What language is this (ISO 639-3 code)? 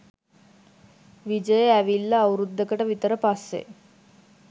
sin